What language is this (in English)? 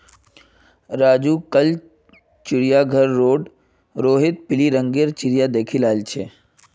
Magahi